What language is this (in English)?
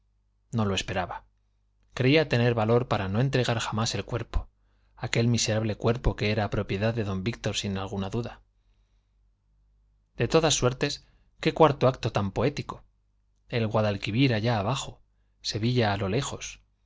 Spanish